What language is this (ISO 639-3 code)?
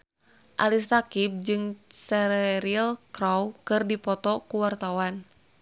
sun